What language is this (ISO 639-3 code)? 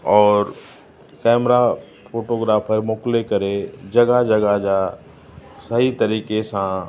snd